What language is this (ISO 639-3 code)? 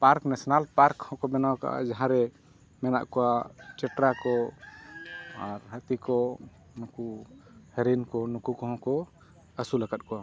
sat